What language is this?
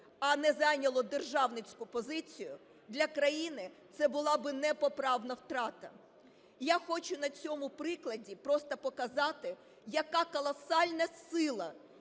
Ukrainian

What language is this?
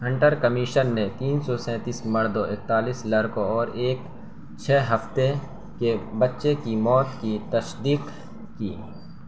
Urdu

